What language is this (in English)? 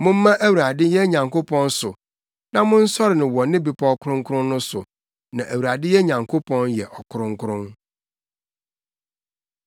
Akan